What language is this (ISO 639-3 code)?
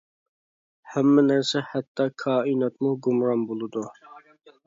uig